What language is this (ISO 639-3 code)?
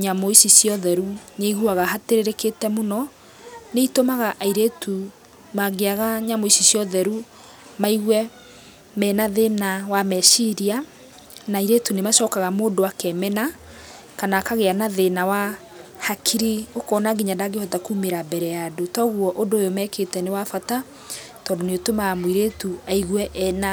kik